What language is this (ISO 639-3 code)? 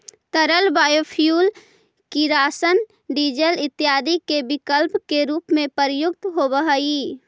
mag